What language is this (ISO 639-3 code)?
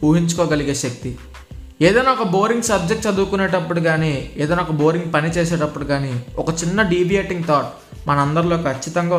tel